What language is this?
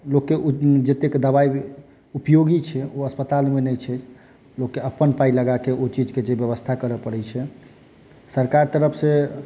Maithili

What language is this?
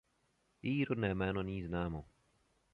Czech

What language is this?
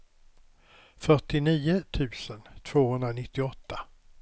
Swedish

